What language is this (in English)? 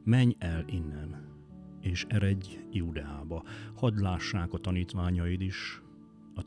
Hungarian